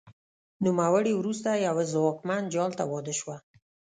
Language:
Pashto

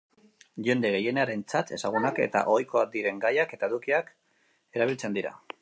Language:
Basque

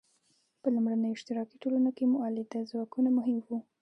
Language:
Pashto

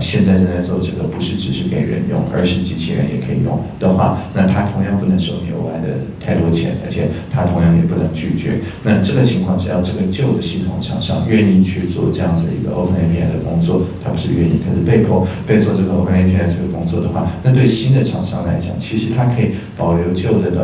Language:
Chinese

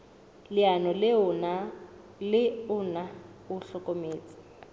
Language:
Southern Sotho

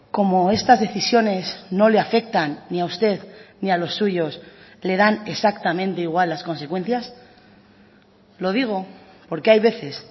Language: Spanish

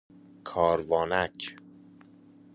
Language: Persian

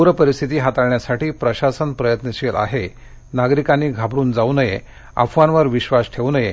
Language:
Marathi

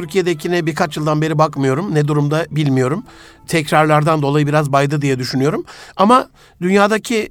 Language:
Turkish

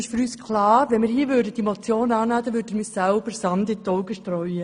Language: Swiss German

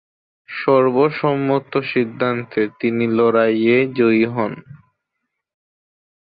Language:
Bangla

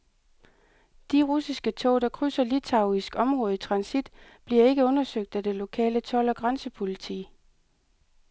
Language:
Danish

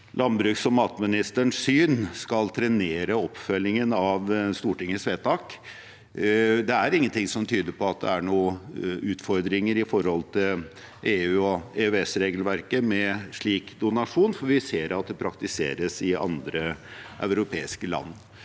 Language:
Norwegian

